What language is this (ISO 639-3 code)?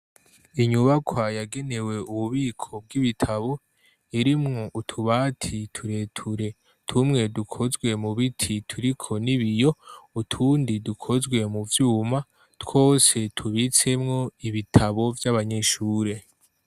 run